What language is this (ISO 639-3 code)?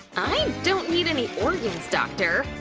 eng